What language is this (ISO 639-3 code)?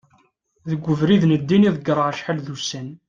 kab